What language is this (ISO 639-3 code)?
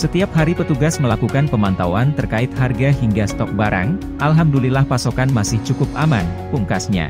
ind